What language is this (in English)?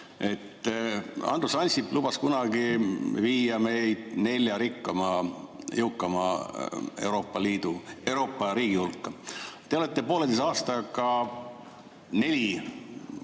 Estonian